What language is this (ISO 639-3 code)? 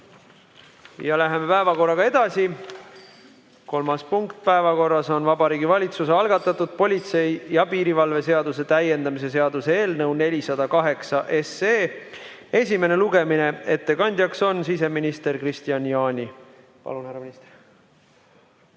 est